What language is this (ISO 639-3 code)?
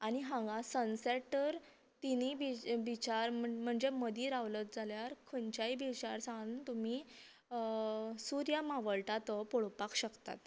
kok